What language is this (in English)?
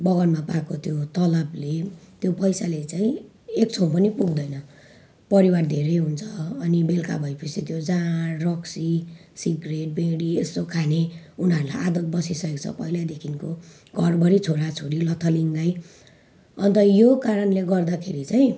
Nepali